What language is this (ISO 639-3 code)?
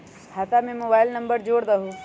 mag